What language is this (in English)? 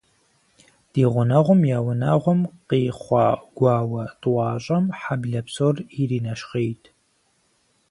Kabardian